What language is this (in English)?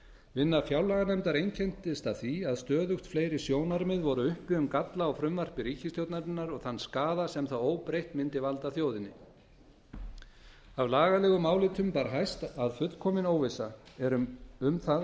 Icelandic